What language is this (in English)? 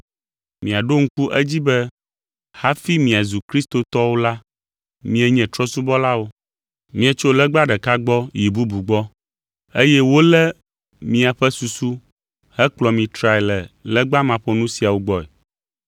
Ewe